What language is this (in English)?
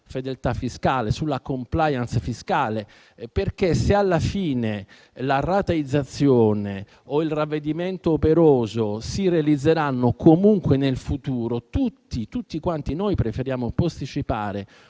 Italian